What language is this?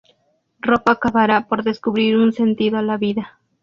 Spanish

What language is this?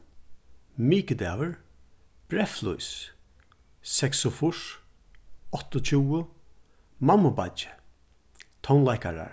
Faroese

